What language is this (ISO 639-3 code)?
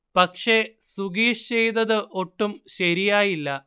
mal